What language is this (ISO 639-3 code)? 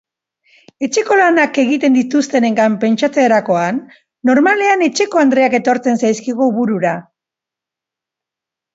eus